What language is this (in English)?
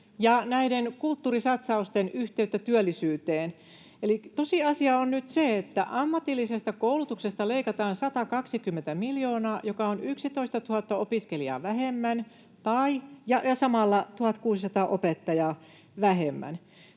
Finnish